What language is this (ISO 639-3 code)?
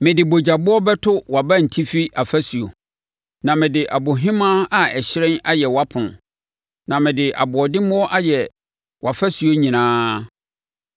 aka